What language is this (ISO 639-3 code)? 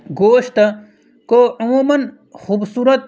urd